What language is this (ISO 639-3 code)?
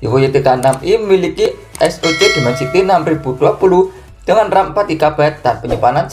ind